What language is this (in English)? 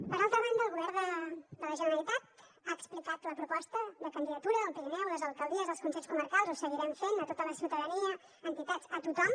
Catalan